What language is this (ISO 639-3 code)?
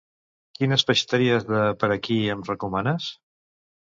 cat